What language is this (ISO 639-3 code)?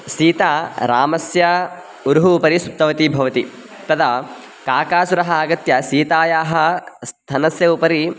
san